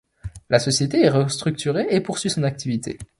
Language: French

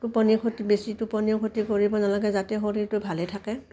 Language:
Assamese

